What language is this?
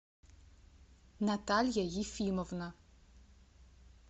Russian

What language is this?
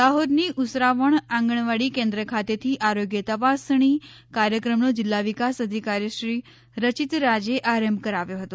Gujarati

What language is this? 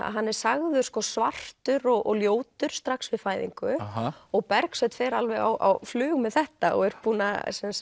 Icelandic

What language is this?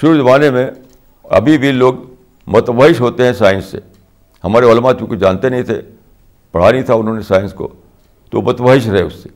Urdu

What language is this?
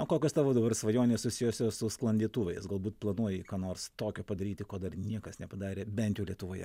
Lithuanian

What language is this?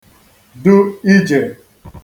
Igbo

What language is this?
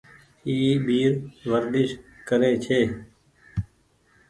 Goaria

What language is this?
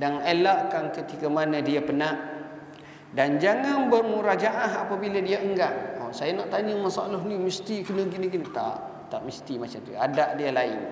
Malay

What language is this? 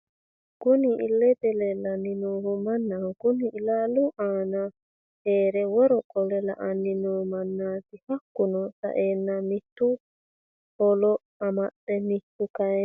Sidamo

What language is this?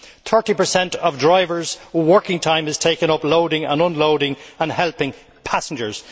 English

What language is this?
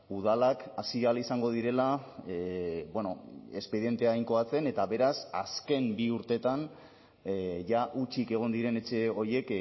Basque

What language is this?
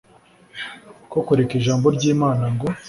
Kinyarwanda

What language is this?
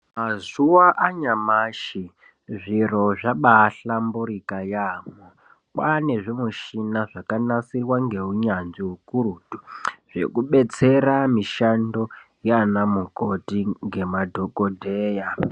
Ndau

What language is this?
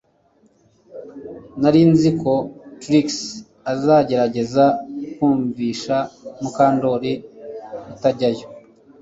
Kinyarwanda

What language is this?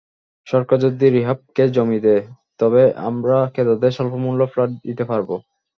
Bangla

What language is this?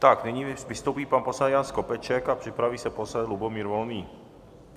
Czech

